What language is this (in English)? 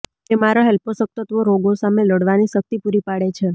Gujarati